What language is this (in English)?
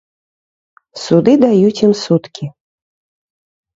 Belarusian